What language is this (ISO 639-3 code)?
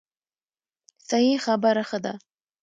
pus